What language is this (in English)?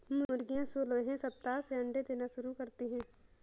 Hindi